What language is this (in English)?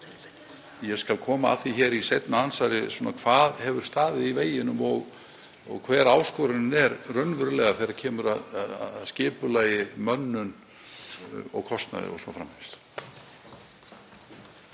Icelandic